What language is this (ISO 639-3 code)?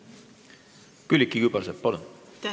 est